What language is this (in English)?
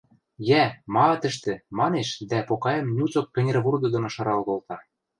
Western Mari